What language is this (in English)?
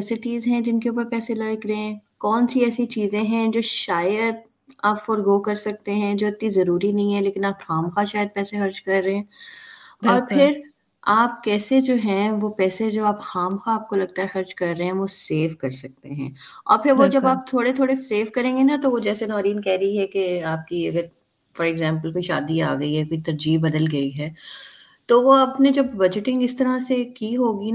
Urdu